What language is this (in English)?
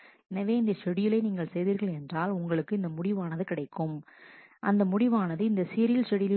Tamil